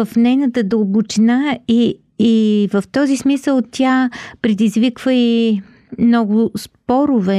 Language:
Bulgarian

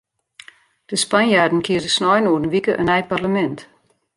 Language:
Western Frisian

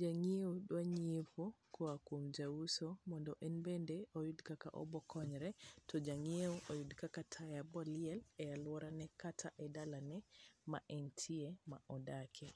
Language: Luo (Kenya and Tanzania)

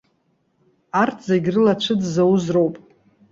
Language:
Abkhazian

